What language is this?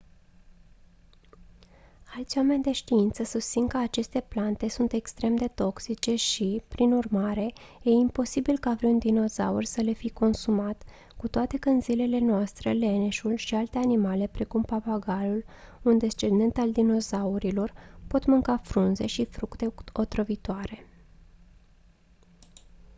Romanian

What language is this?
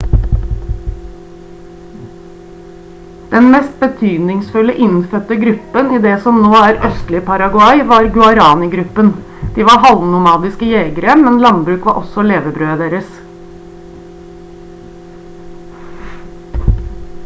Norwegian Bokmål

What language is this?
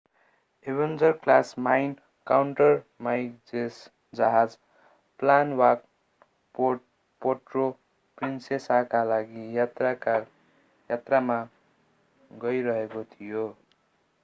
Nepali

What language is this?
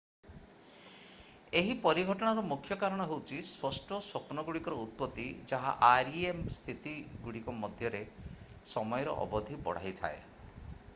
Odia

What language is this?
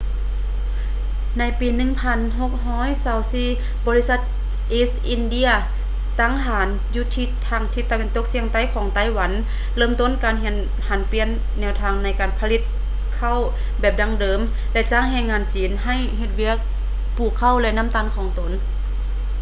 Lao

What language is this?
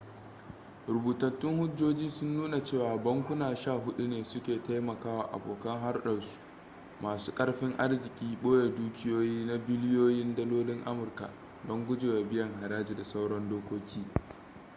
Hausa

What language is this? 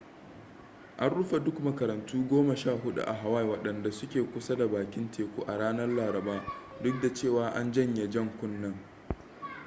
Hausa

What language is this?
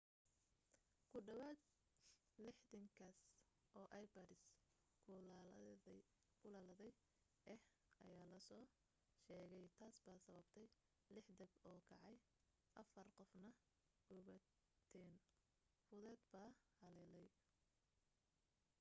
Somali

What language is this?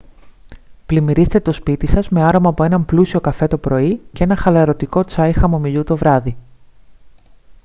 Greek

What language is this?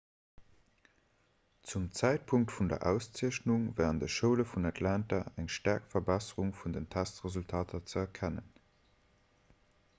Luxembourgish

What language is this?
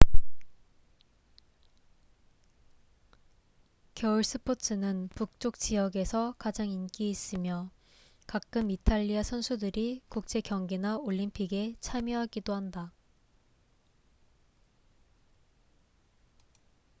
Korean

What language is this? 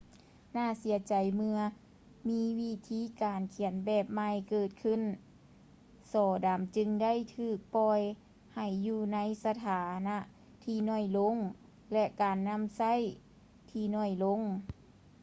Lao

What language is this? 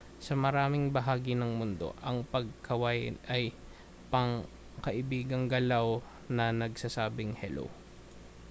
Filipino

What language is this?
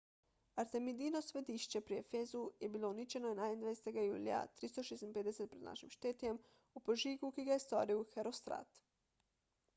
Slovenian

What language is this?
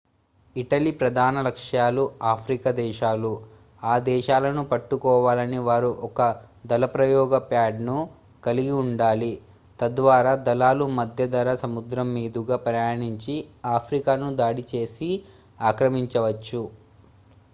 Telugu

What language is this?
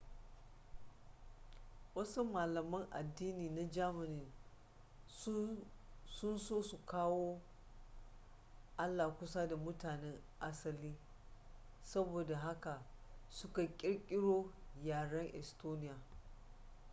Hausa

